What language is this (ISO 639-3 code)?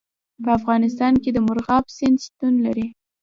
pus